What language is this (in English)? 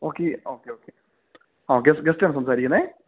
Malayalam